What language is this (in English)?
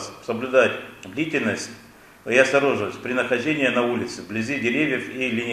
Russian